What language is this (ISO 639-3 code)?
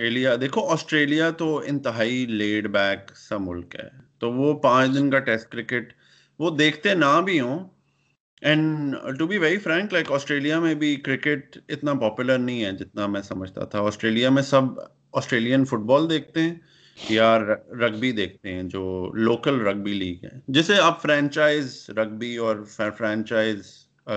urd